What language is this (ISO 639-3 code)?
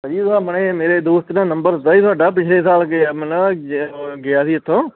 pan